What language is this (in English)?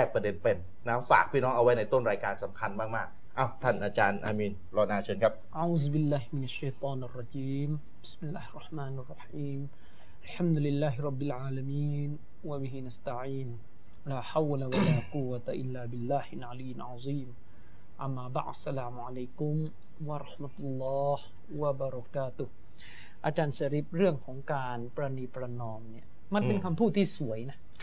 Thai